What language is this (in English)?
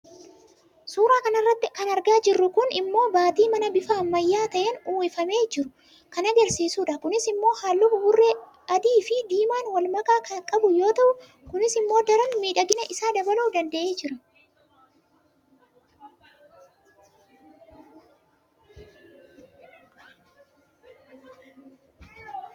Oromo